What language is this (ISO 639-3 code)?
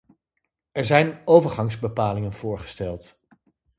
nld